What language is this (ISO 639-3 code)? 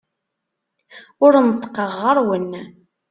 kab